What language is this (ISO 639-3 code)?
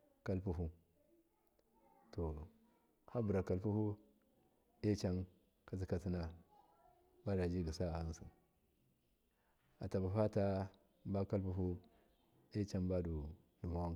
mkf